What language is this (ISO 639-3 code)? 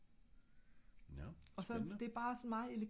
dan